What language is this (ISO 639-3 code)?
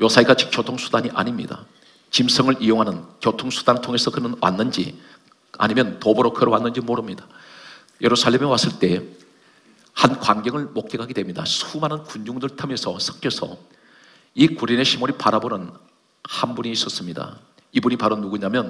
kor